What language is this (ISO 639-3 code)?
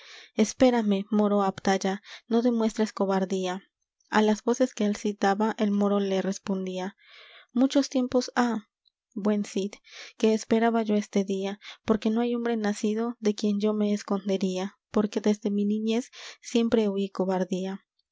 spa